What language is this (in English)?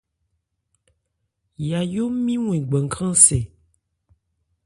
Ebrié